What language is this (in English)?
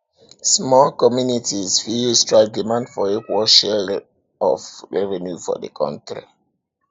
Nigerian Pidgin